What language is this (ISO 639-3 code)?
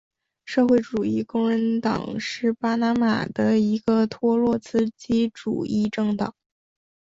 zho